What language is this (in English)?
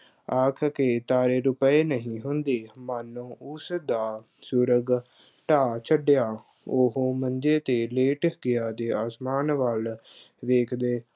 Punjabi